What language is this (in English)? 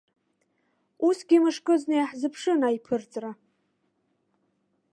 Abkhazian